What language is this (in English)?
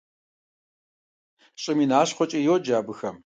Kabardian